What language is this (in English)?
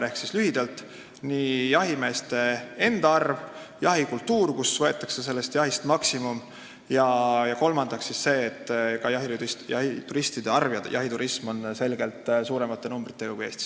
Estonian